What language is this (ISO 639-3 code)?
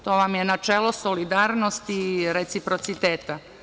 srp